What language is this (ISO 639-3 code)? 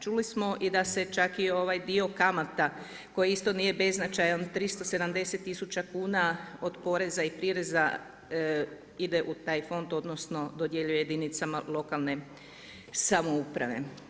hrv